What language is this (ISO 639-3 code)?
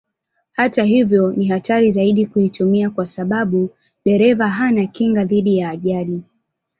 swa